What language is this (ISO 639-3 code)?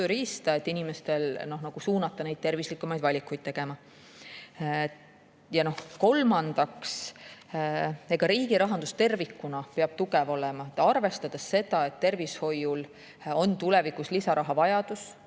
est